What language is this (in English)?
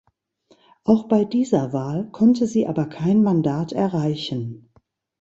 German